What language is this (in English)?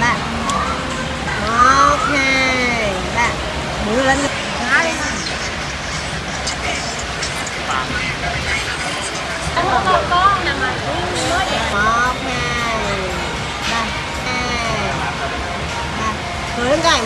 Vietnamese